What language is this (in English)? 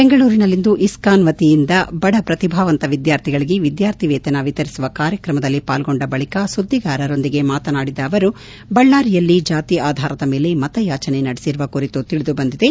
Kannada